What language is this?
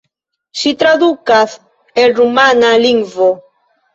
Esperanto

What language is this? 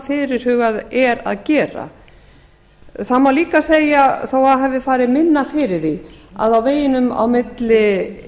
Icelandic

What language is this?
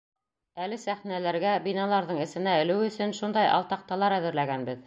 Bashkir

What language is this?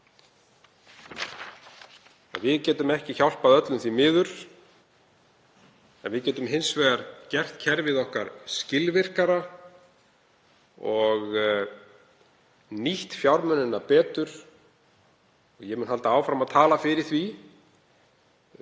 Icelandic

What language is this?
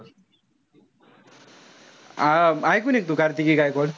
Marathi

